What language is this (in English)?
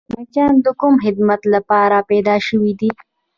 Pashto